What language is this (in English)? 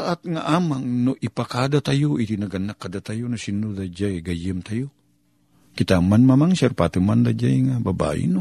Filipino